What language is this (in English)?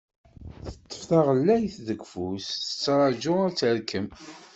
Kabyle